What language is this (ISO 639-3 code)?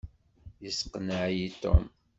kab